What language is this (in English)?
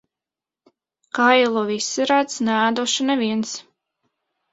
Latvian